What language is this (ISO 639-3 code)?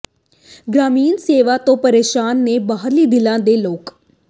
pan